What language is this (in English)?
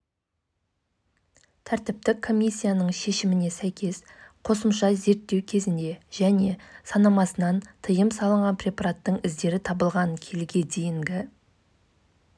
Kazakh